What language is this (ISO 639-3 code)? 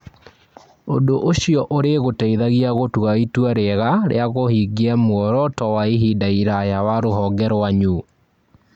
kik